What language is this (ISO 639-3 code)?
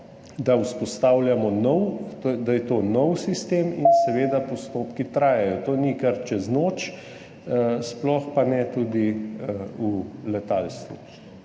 slv